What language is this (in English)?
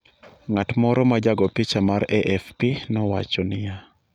Luo (Kenya and Tanzania)